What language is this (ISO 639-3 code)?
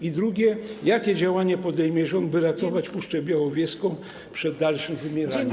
pol